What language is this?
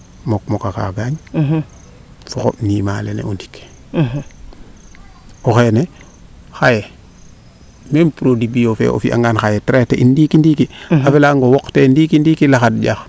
Serer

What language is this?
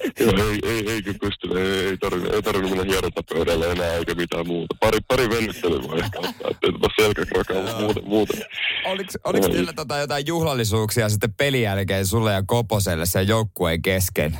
Finnish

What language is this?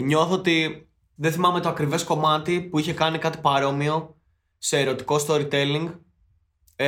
Greek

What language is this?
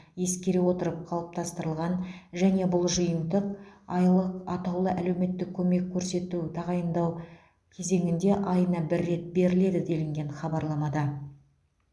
Kazakh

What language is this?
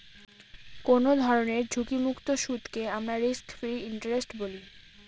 Bangla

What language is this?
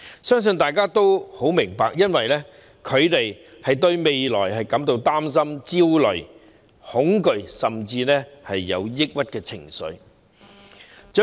Cantonese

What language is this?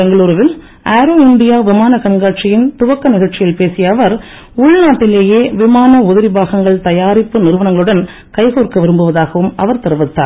Tamil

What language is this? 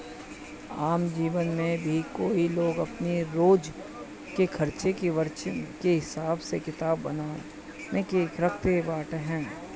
Bhojpuri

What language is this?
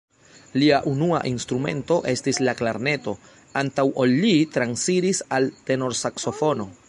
Esperanto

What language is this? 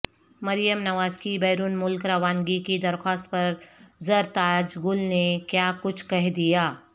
Urdu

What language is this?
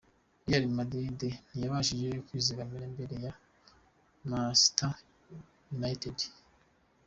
Kinyarwanda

